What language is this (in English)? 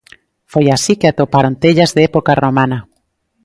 Galician